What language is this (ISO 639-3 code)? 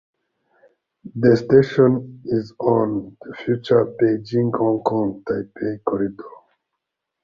eng